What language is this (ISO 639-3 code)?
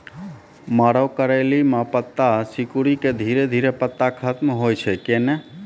mai